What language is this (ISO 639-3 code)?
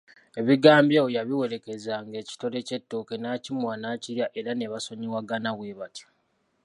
lug